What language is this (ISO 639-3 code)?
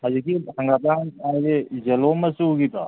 mni